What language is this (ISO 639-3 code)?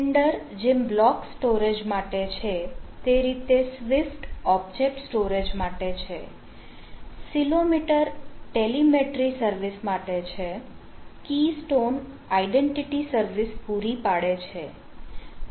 guj